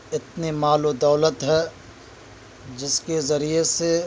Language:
Urdu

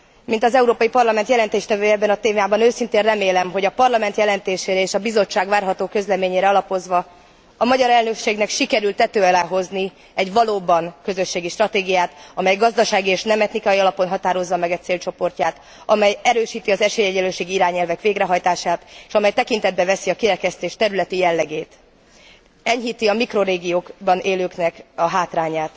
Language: Hungarian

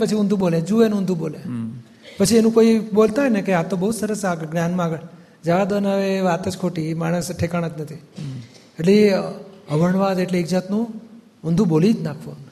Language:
Gujarati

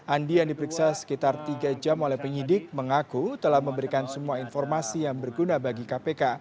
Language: Indonesian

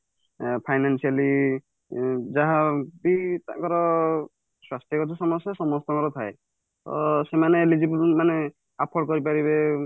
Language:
Odia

